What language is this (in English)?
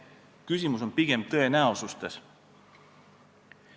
Estonian